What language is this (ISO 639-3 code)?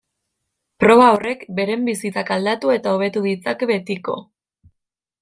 eus